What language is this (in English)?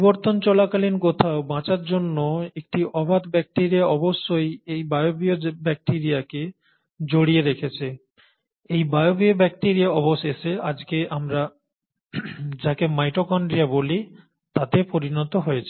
Bangla